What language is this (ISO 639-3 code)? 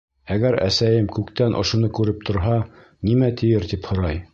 bak